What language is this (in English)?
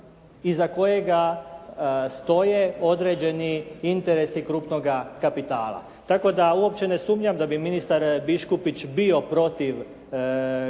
Croatian